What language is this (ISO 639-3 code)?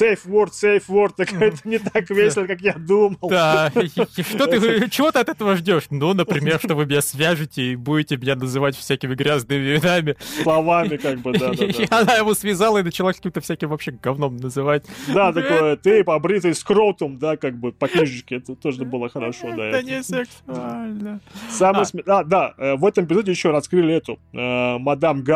rus